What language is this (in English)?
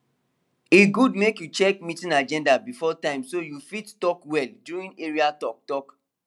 Nigerian Pidgin